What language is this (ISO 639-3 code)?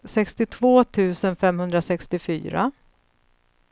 swe